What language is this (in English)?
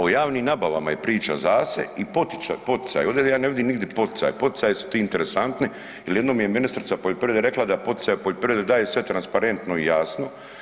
Croatian